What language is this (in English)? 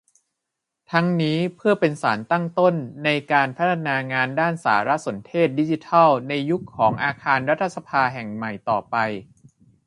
Thai